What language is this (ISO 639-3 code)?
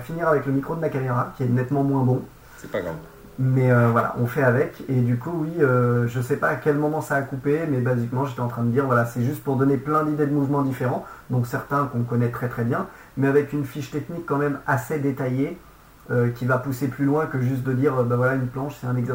fra